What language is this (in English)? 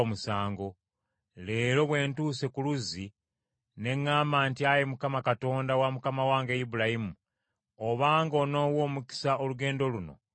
Ganda